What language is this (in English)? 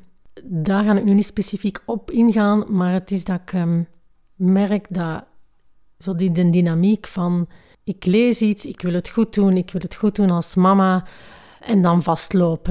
Dutch